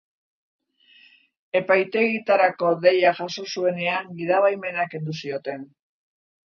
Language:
Basque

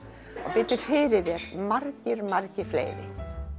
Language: Icelandic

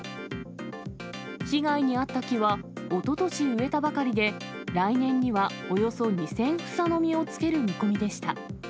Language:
Japanese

